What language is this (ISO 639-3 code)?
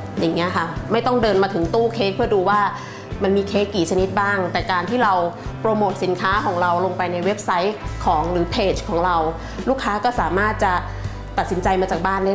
tha